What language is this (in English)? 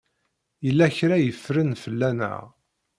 Kabyle